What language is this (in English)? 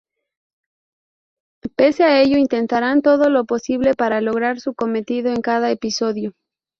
Spanish